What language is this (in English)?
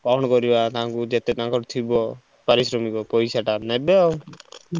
Odia